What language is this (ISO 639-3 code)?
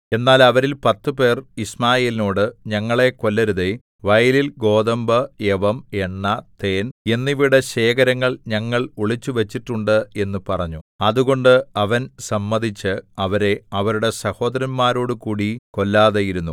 mal